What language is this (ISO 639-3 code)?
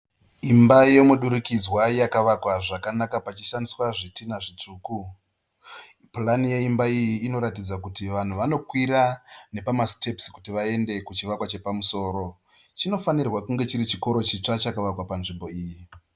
sna